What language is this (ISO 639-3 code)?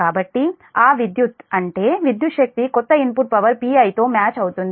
tel